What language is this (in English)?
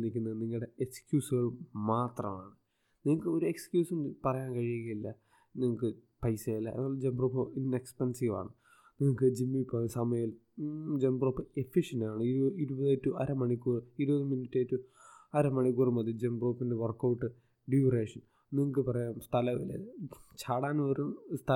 Malayalam